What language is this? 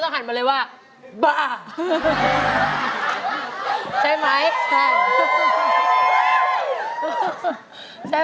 Thai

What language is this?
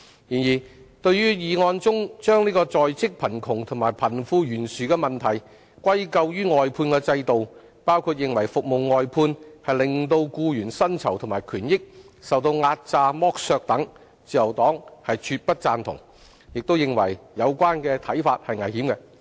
Cantonese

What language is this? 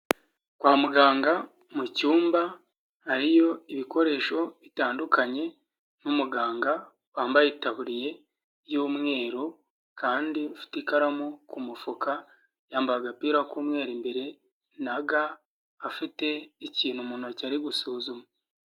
Kinyarwanda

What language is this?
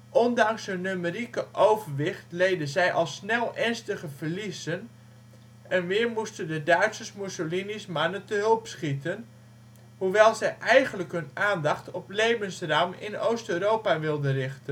Dutch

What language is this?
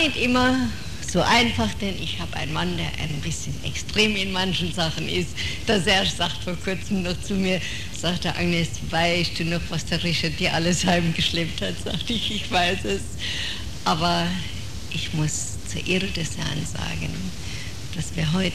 German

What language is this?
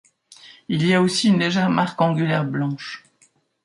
French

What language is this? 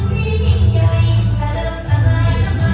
Thai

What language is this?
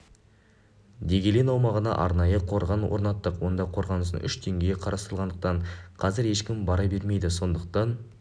Kazakh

